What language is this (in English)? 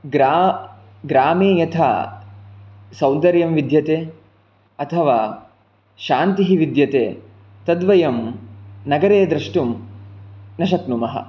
Sanskrit